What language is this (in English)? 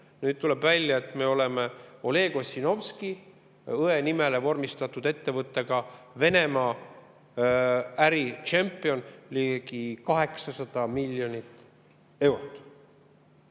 Estonian